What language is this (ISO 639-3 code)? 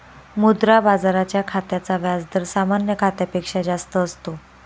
mar